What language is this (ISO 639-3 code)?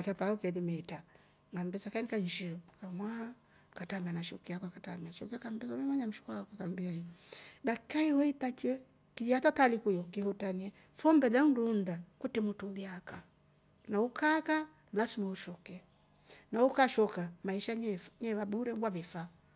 rof